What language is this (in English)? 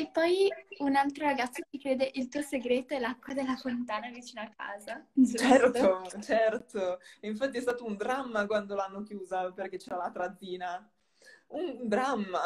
Italian